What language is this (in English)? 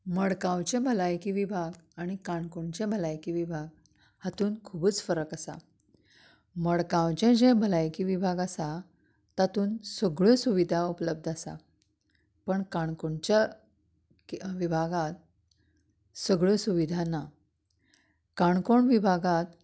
Konkani